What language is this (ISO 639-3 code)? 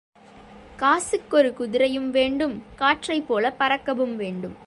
tam